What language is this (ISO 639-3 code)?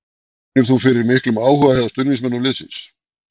isl